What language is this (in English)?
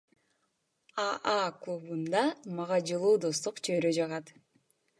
Kyrgyz